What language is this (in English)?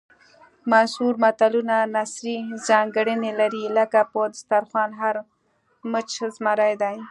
Pashto